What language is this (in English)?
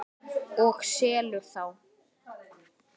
Icelandic